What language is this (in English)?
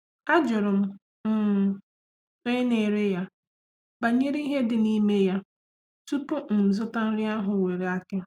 Igbo